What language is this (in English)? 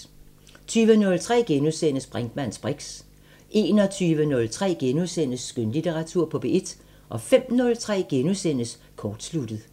Danish